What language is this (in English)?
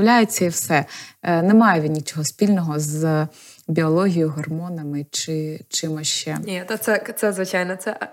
Ukrainian